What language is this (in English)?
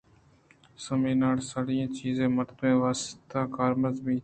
Eastern Balochi